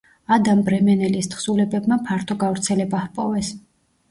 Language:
Georgian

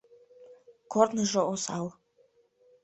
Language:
Mari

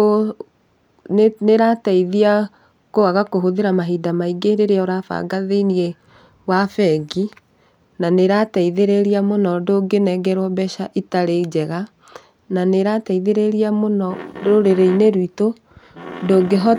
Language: Kikuyu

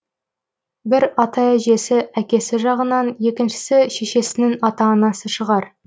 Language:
Kazakh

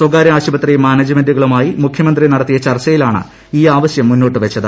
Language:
Malayalam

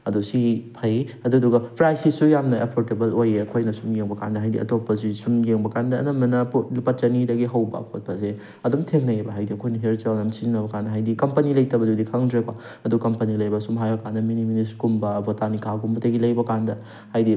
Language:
Manipuri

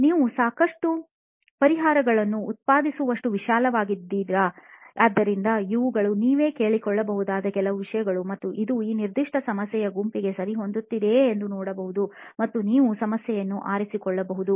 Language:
Kannada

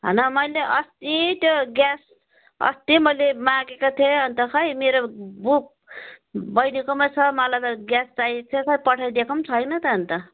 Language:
Nepali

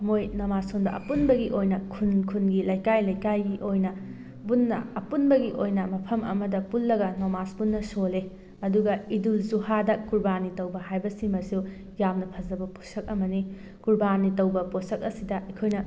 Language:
Manipuri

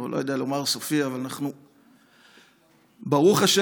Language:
Hebrew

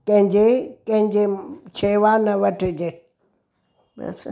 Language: Sindhi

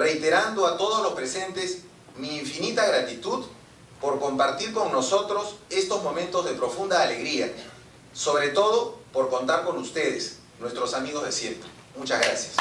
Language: Spanish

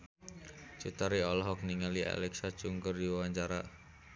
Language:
Sundanese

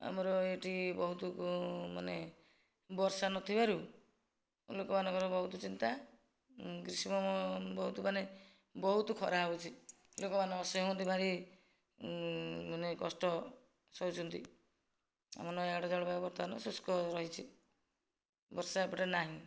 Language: Odia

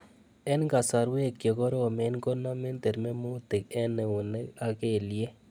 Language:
Kalenjin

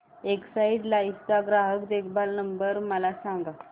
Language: Marathi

